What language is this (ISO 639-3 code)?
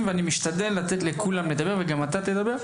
heb